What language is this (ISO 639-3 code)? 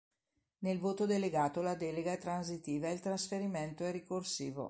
ita